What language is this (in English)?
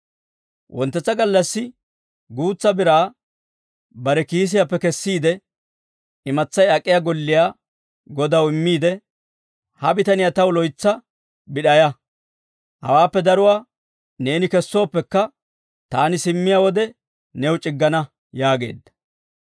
Dawro